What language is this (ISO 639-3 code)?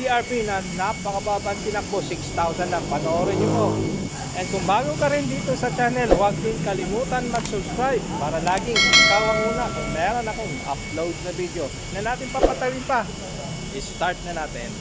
fil